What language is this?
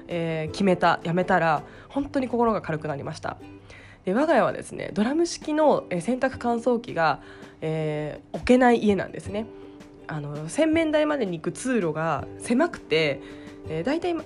Japanese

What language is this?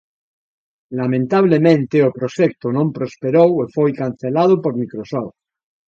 Galician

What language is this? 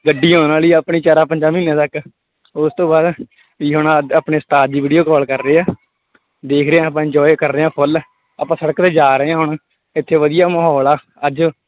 Punjabi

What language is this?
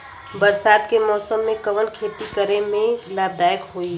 Bhojpuri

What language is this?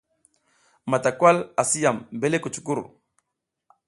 South Giziga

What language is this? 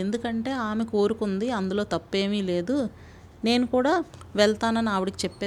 Telugu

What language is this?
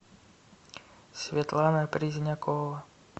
Russian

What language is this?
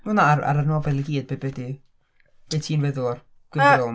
Welsh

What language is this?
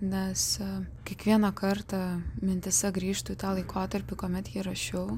Lithuanian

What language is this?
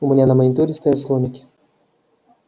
Russian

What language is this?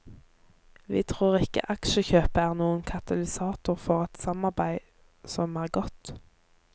Norwegian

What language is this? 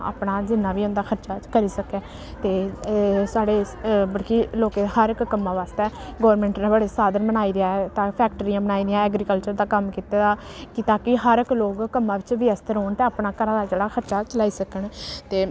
Dogri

